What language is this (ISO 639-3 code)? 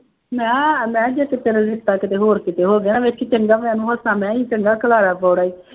pan